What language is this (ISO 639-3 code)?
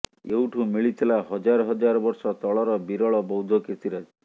ori